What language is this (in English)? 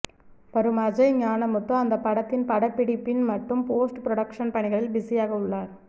Tamil